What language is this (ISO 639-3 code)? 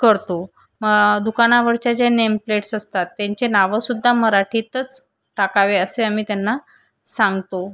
mar